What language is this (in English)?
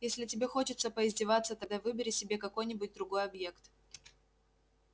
Russian